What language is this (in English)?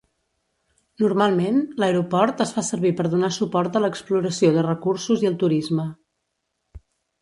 Catalan